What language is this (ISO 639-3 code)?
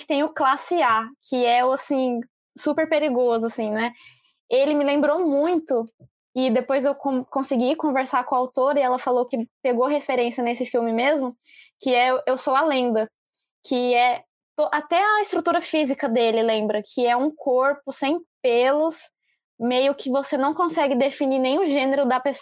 por